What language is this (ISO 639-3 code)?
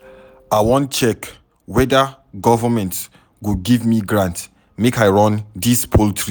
pcm